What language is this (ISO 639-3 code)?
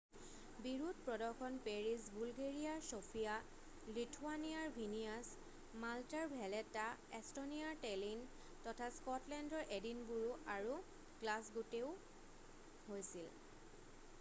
asm